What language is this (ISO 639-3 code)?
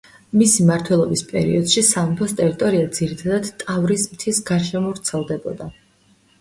kat